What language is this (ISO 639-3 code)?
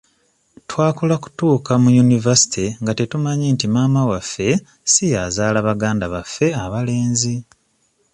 lug